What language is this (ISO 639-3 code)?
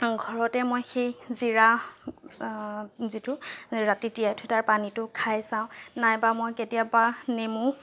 asm